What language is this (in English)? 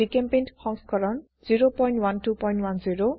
Assamese